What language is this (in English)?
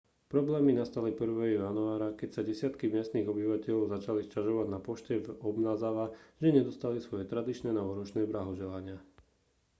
Slovak